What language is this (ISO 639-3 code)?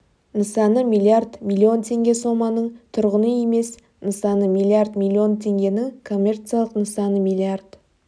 kaz